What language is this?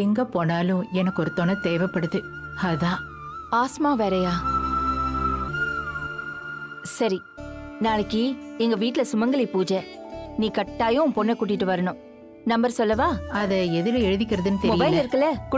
Tamil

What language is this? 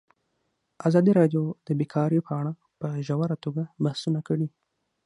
Pashto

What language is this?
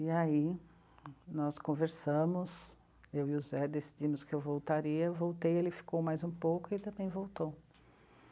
Portuguese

